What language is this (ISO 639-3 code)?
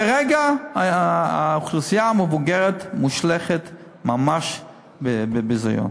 heb